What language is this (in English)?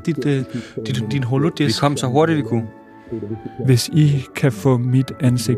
Danish